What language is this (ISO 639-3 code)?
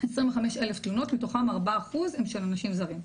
heb